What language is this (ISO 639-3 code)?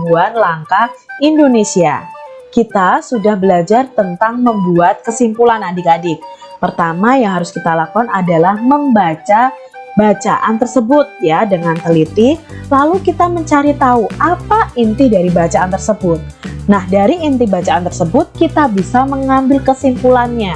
ind